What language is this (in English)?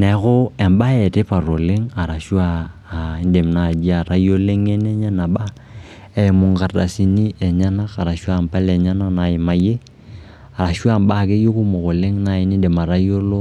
Masai